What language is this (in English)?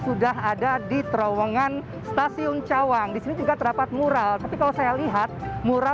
Indonesian